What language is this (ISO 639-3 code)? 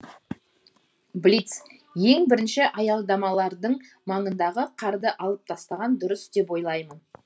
kaz